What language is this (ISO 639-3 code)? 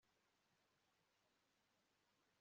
kin